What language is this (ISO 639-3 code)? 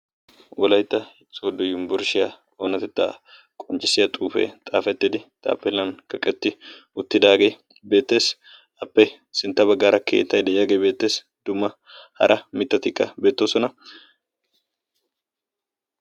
wal